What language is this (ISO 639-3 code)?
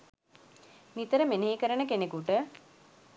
sin